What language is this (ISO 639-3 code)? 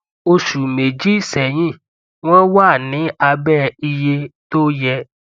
yor